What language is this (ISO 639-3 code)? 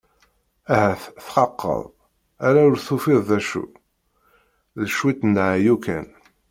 kab